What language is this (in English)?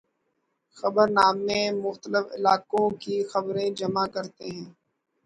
Urdu